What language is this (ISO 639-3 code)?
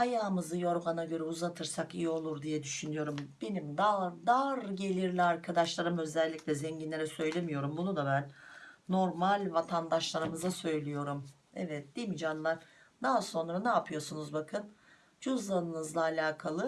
tur